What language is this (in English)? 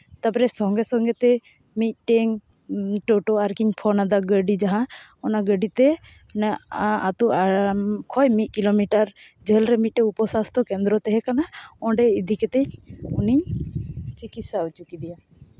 Santali